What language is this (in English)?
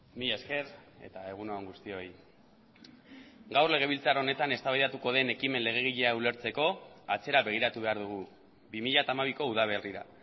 Basque